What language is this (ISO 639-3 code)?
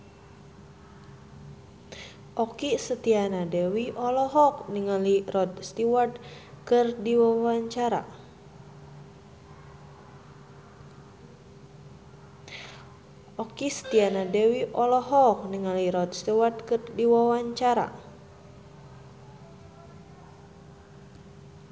sun